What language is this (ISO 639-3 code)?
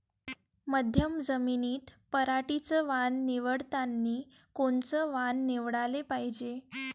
mar